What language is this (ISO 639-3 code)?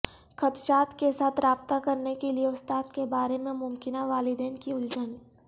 urd